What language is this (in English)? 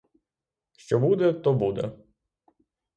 Ukrainian